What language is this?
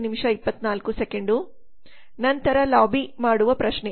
Kannada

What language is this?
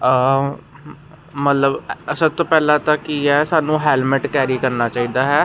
Punjabi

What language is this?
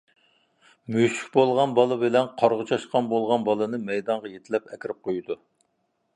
Uyghur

